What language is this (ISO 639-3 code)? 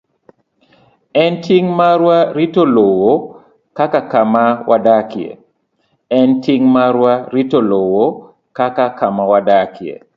luo